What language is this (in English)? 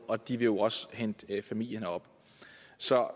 Danish